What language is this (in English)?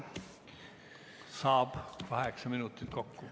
Estonian